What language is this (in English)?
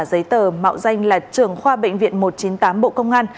Vietnamese